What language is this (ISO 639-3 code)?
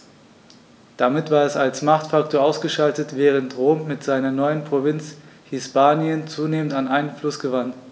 deu